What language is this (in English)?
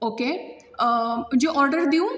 Konkani